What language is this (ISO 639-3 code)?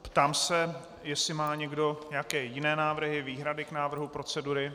ces